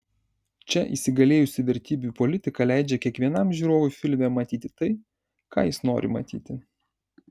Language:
Lithuanian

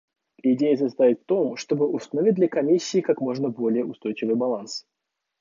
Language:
Russian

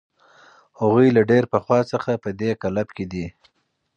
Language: Pashto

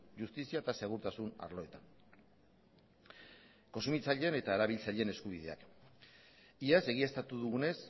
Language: Basque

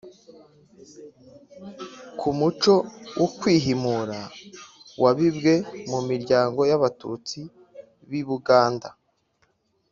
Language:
Kinyarwanda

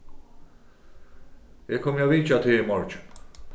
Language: Faroese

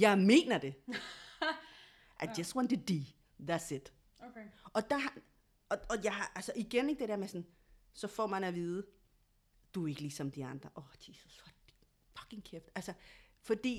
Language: Danish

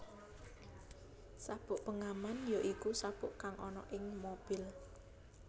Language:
Javanese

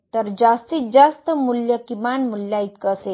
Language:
Marathi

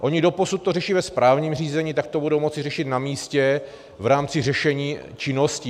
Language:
Czech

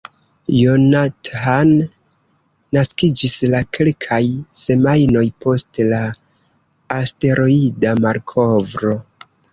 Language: Esperanto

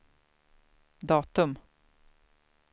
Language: Swedish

